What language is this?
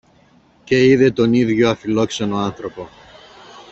Greek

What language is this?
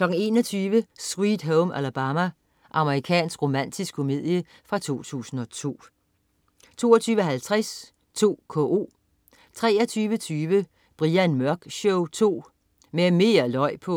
Danish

